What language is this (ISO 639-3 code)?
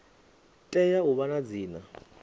ven